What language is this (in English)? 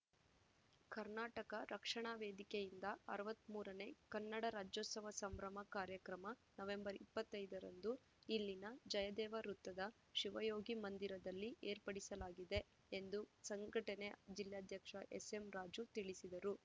Kannada